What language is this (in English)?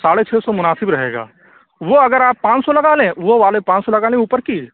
Urdu